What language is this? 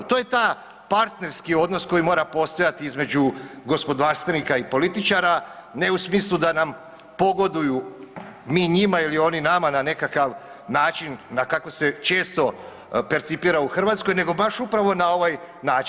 Croatian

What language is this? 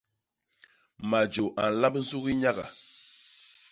Basaa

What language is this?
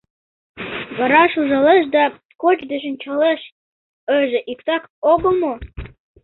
Mari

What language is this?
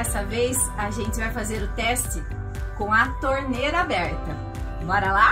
Portuguese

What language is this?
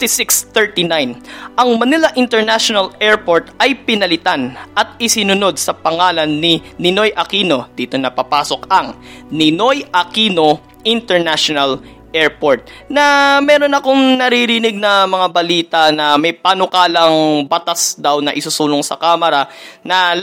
Filipino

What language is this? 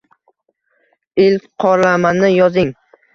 Uzbek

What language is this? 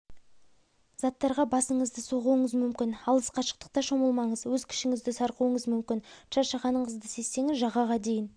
Kazakh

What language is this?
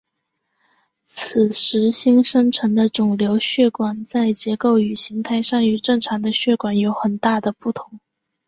Chinese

